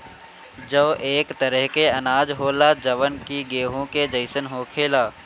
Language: Bhojpuri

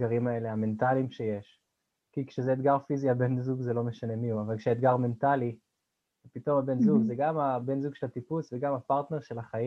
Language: Hebrew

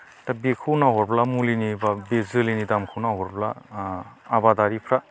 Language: Bodo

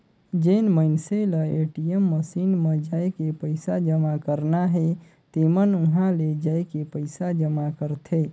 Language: Chhattisgarhi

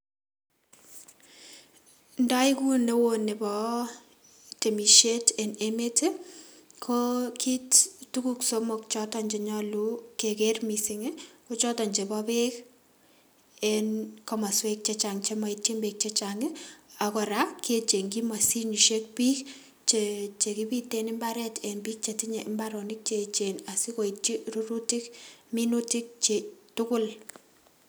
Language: Kalenjin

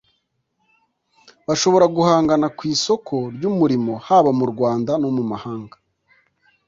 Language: Kinyarwanda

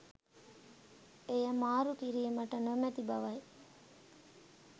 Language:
Sinhala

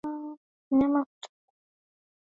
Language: Swahili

